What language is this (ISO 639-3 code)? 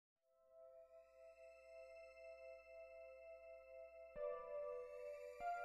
spa